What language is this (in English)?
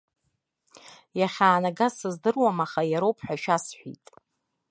Abkhazian